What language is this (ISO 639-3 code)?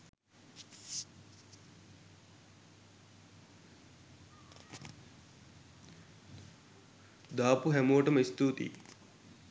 sin